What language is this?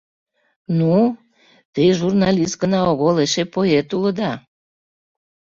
Mari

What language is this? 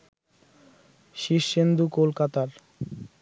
Bangla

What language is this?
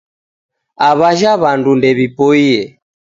Taita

